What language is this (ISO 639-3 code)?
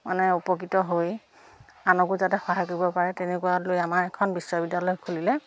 asm